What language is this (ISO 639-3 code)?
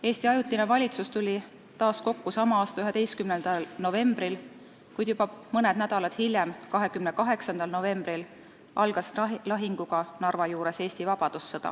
est